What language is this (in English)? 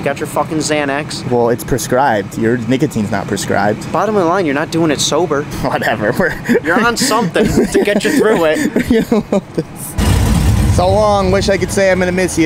English